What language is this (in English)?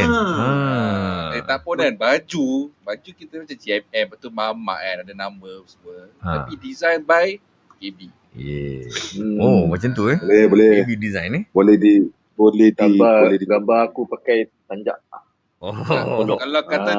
Malay